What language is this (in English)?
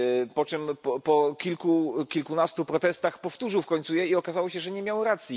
Polish